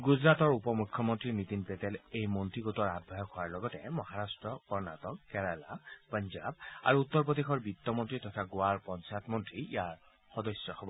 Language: Assamese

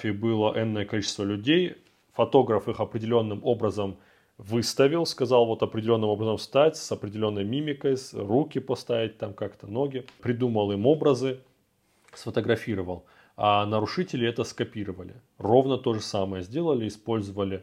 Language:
Russian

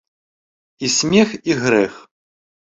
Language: Belarusian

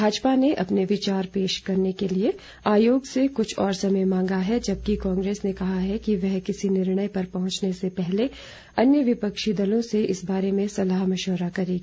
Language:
Hindi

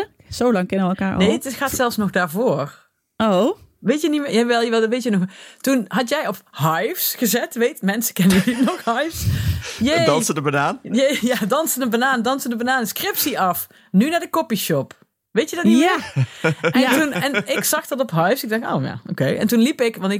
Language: Dutch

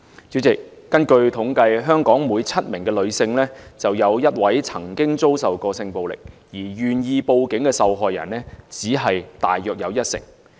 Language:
Cantonese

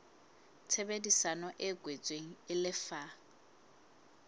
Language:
Southern Sotho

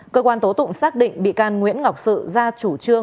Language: Vietnamese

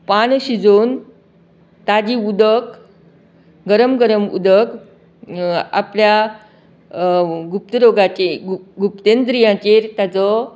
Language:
Konkani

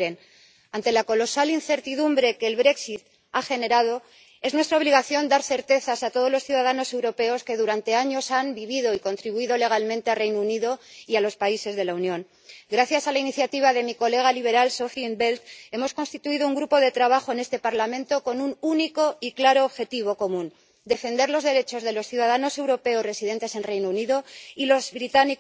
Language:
Spanish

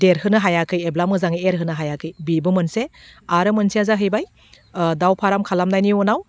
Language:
Bodo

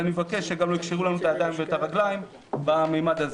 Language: Hebrew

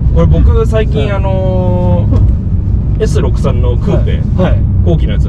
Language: Japanese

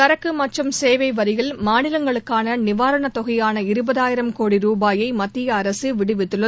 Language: Tamil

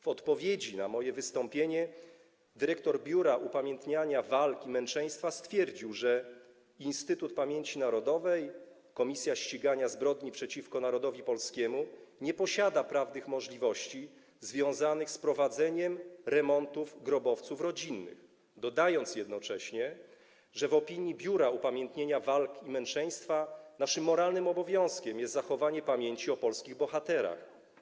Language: Polish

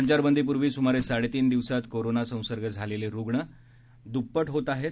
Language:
Marathi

